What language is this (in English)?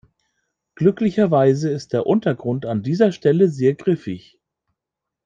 German